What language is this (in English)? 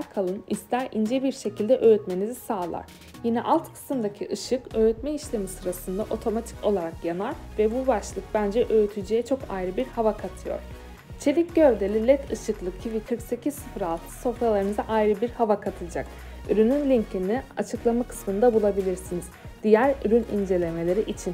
Turkish